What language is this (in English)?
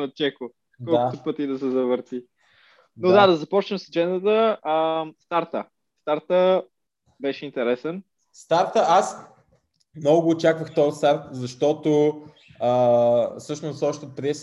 Bulgarian